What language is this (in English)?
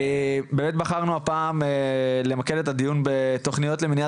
Hebrew